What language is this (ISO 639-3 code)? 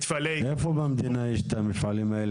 heb